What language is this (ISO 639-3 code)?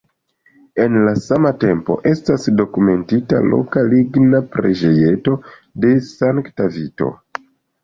epo